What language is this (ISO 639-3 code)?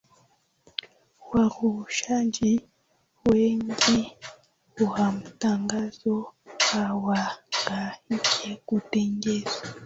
swa